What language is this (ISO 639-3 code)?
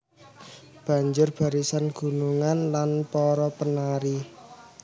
jav